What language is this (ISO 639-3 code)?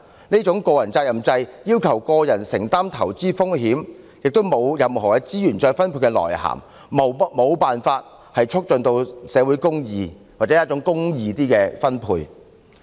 yue